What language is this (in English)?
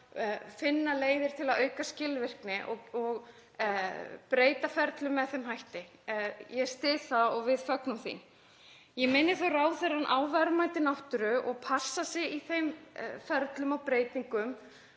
Icelandic